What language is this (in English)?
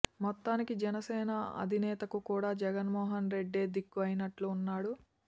Telugu